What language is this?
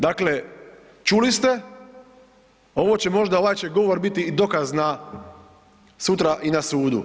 Croatian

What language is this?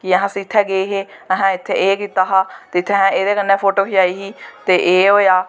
Dogri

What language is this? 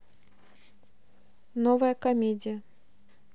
Russian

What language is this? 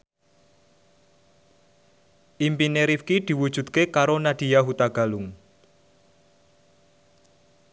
Javanese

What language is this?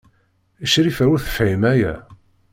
Kabyle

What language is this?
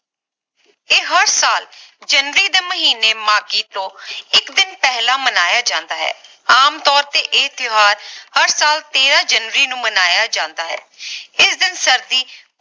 Punjabi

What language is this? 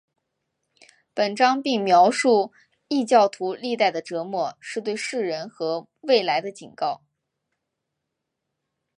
Chinese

